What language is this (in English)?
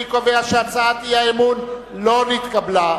Hebrew